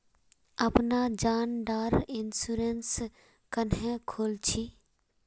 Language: Magahi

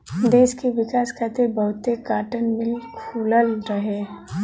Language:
Bhojpuri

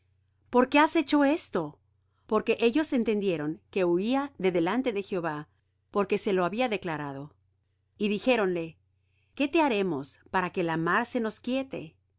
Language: Spanish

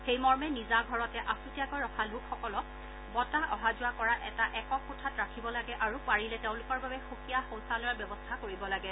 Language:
Assamese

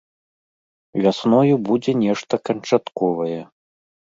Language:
Belarusian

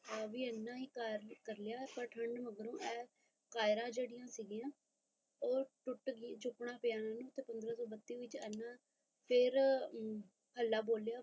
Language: Punjabi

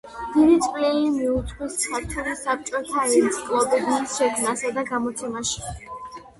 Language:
Georgian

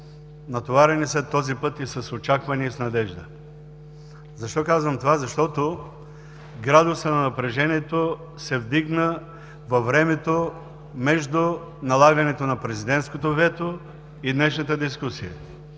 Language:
Bulgarian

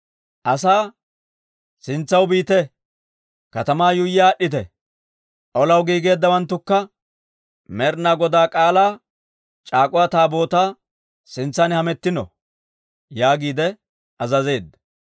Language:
Dawro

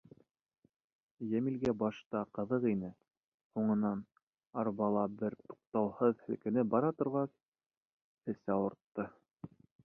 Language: Bashkir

